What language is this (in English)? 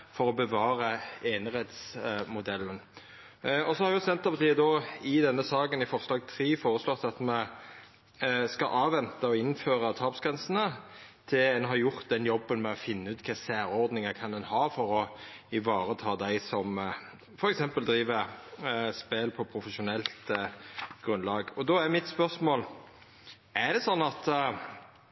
Norwegian Nynorsk